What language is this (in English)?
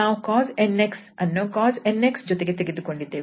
Kannada